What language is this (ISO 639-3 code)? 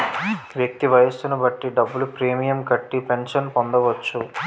tel